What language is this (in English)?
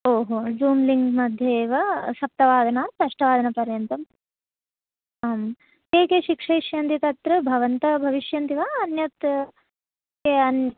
Sanskrit